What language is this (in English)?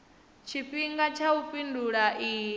Venda